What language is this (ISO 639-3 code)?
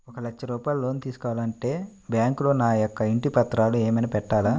tel